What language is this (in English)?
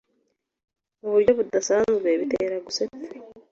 Kinyarwanda